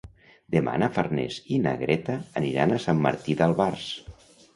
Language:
Catalan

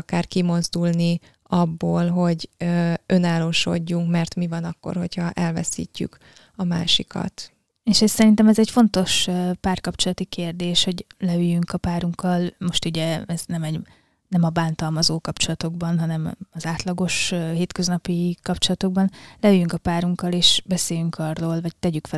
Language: Hungarian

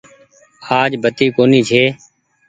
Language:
Goaria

